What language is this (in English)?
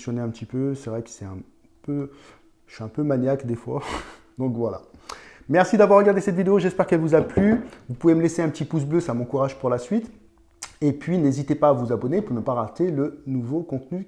French